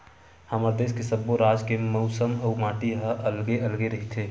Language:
Chhattisgarhi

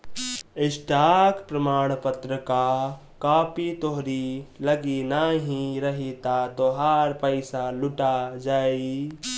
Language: Bhojpuri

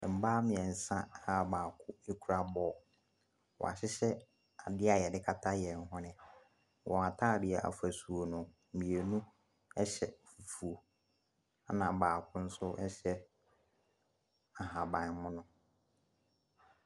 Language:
Akan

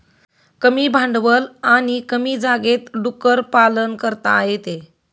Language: Marathi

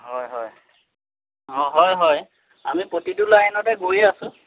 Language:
Assamese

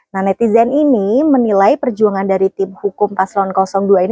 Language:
Indonesian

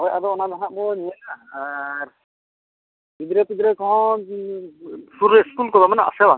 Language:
Santali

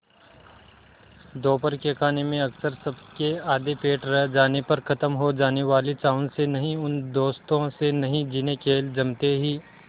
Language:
Hindi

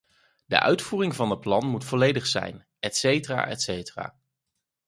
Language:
Dutch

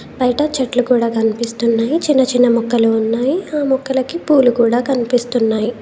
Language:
Telugu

